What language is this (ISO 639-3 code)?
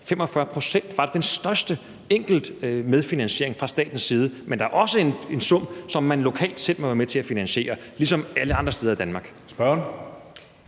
dan